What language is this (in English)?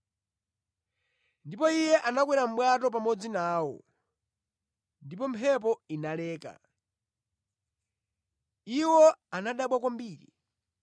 Nyanja